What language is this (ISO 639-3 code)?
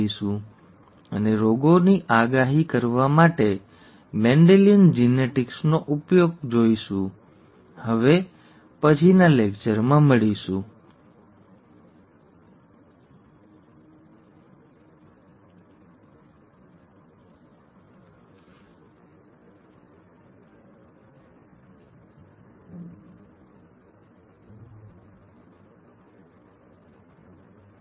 guj